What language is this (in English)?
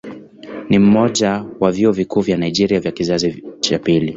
Swahili